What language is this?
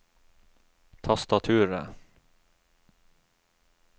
Norwegian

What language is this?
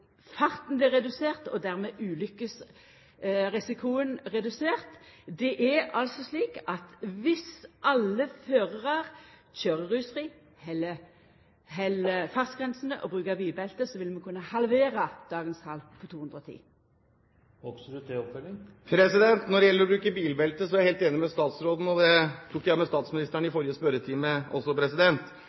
Norwegian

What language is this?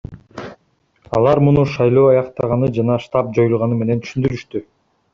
Kyrgyz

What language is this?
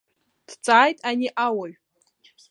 Abkhazian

